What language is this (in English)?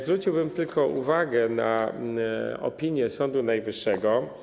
Polish